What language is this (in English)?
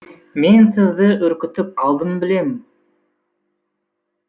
Kazakh